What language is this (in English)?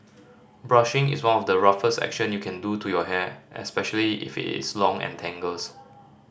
English